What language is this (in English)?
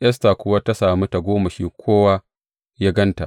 Hausa